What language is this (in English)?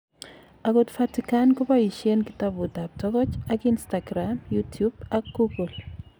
Kalenjin